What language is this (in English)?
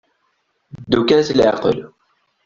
Kabyle